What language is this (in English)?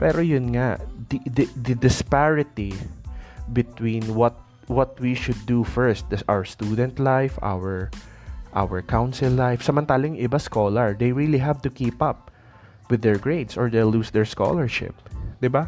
Filipino